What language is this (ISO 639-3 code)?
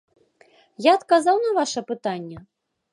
bel